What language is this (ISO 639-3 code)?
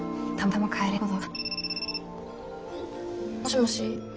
jpn